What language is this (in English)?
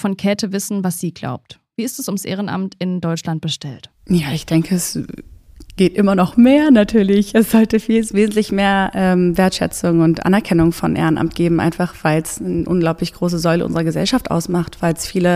German